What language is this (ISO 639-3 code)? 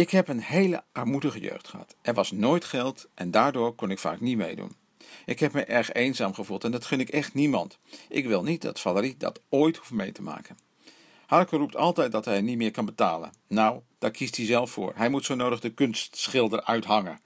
nld